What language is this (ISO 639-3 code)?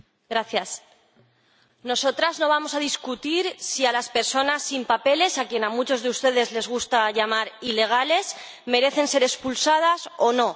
spa